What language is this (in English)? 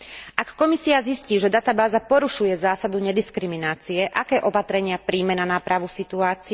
Slovak